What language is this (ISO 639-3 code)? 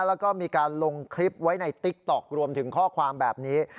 tha